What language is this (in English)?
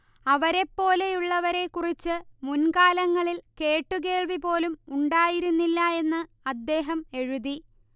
Malayalam